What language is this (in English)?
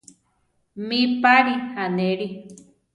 Central Tarahumara